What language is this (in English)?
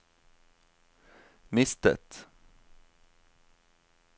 Norwegian